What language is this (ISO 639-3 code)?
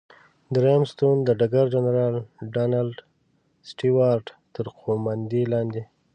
pus